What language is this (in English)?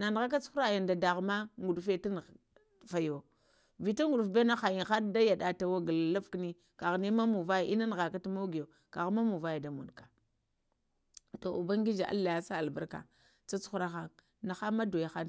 Lamang